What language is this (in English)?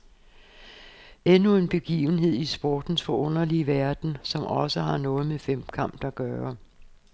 Danish